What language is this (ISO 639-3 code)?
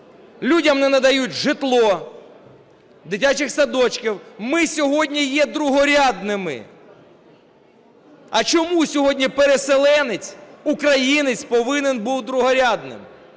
ukr